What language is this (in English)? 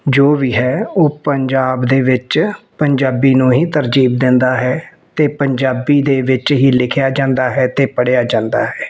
Punjabi